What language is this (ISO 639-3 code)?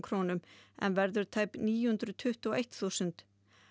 isl